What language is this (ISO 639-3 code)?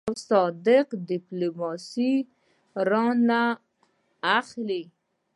pus